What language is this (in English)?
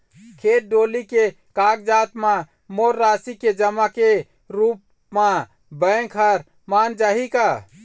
Chhattisgarhi